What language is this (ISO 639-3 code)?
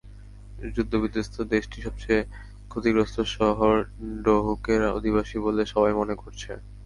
ben